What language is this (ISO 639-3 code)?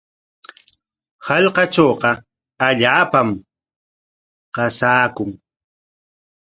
qwa